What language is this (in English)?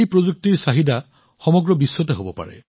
Assamese